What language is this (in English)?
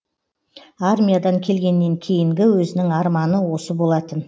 Kazakh